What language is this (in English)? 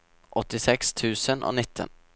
Norwegian